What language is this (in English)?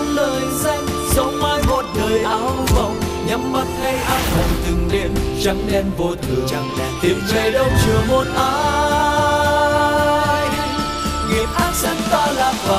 Vietnamese